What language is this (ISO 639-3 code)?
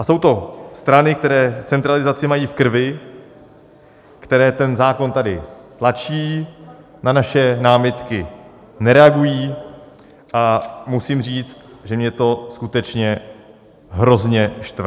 ces